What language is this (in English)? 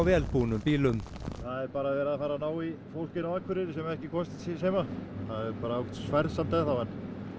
Icelandic